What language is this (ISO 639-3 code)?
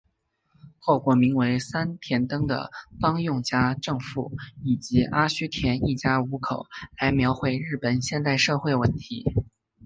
zho